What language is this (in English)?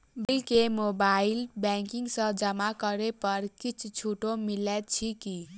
Maithili